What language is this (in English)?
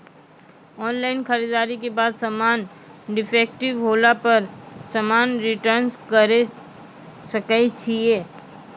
Maithili